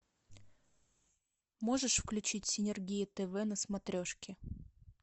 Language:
Russian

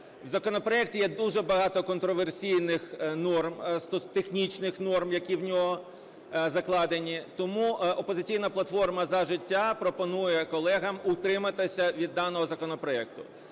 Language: Ukrainian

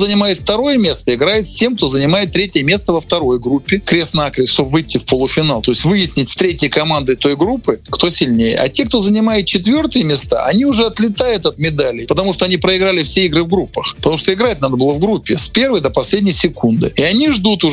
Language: Russian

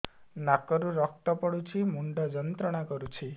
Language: Odia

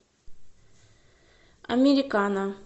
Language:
Russian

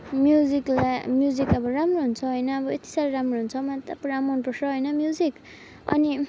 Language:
Nepali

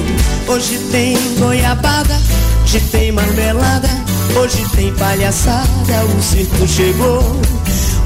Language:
Portuguese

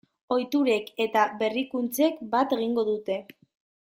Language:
Basque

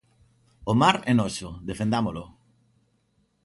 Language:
Galician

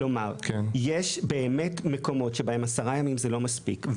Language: Hebrew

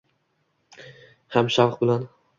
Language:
Uzbek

